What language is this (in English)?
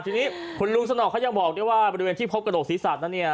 Thai